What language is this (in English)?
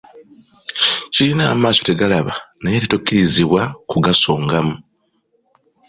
Ganda